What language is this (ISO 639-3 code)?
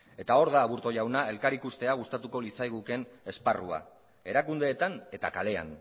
eus